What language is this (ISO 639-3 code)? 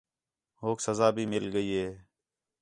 xhe